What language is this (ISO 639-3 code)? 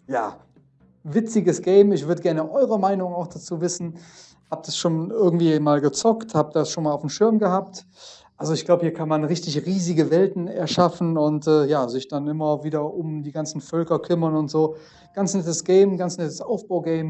deu